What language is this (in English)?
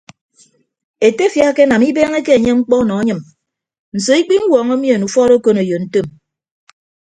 Ibibio